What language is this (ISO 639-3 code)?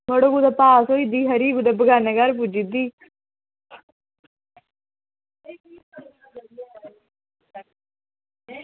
doi